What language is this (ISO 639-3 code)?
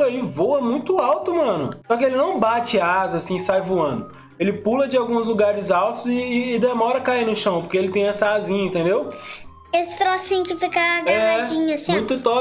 por